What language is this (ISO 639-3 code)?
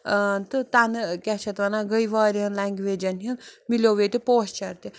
kas